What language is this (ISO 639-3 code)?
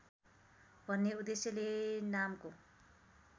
nep